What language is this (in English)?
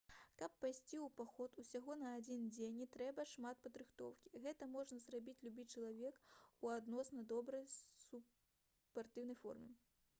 Belarusian